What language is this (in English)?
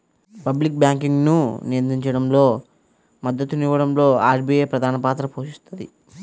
Telugu